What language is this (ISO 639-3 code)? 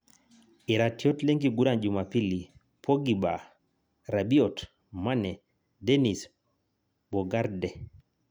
mas